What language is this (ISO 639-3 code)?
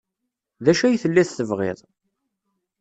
kab